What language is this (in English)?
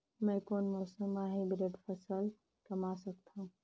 Chhattisgarhi